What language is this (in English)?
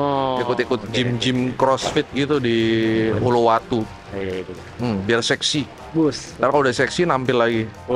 Indonesian